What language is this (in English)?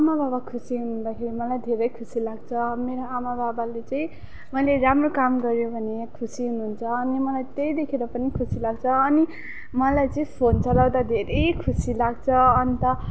Nepali